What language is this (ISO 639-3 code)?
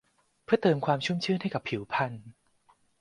tha